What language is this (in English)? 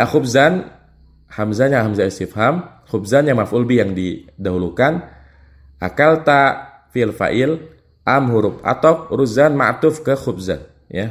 Indonesian